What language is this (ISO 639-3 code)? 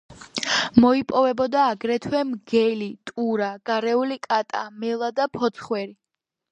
kat